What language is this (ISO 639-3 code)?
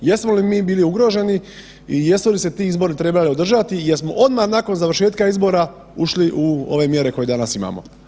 hrv